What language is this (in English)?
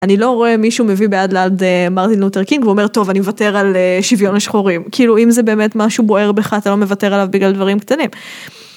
Hebrew